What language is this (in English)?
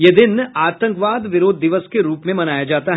Hindi